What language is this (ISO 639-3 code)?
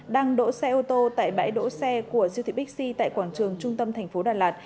vie